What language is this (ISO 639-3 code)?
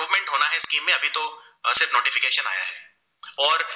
guj